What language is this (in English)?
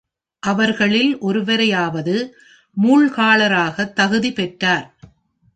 Tamil